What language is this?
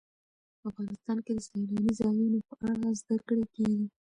Pashto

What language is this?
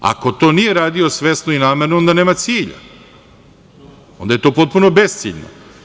Serbian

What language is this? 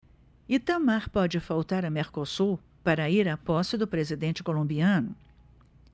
Portuguese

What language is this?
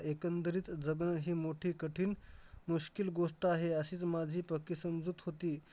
Marathi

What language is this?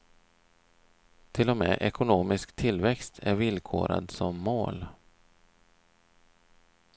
Swedish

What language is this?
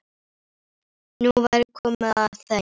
Icelandic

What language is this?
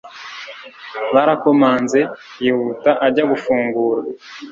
Kinyarwanda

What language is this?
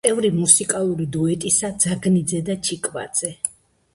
Georgian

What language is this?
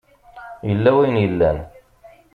Kabyle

